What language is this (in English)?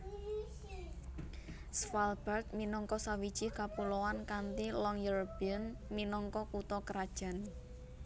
Javanese